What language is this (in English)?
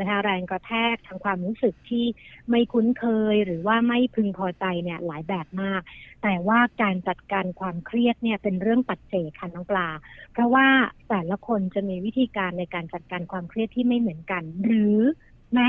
Thai